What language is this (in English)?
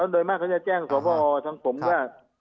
Thai